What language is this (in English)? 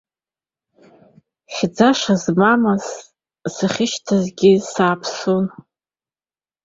Abkhazian